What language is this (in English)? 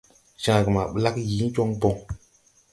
Tupuri